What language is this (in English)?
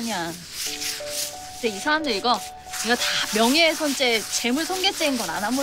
Korean